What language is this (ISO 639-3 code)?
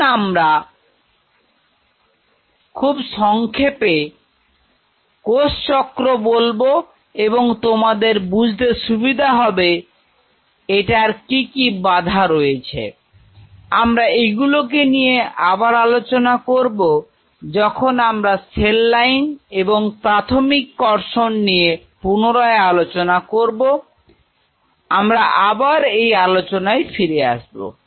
ben